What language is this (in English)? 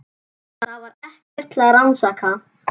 Icelandic